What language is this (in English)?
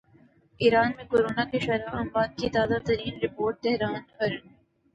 Urdu